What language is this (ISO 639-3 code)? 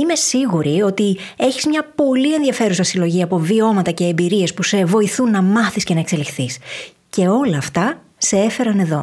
ell